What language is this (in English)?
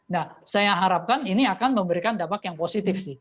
Indonesian